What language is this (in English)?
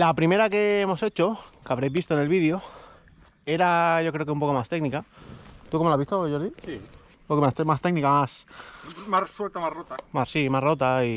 Spanish